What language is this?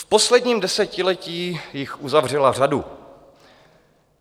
Czech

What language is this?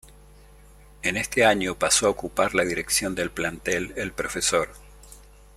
Spanish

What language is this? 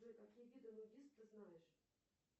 Russian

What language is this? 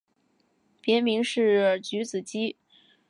Chinese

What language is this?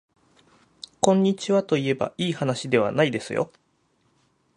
Japanese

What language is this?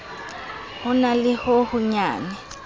Southern Sotho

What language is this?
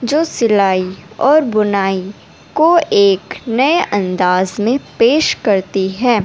Urdu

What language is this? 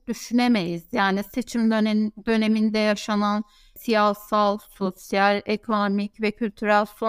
Turkish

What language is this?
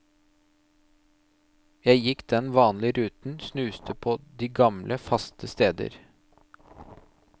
Norwegian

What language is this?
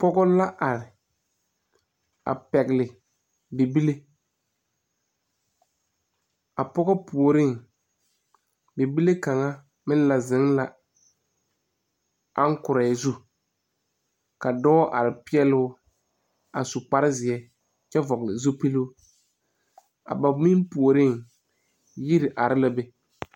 Southern Dagaare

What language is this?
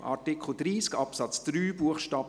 Swiss German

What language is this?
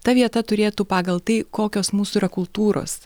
Lithuanian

